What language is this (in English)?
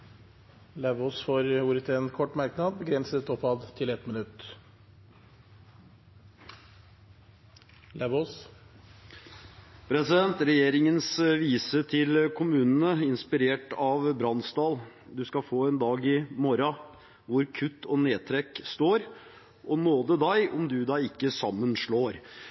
Norwegian Bokmål